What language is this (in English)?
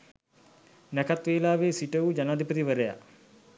Sinhala